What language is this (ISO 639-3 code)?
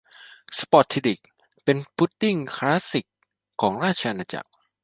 tha